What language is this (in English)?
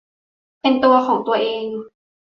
Thai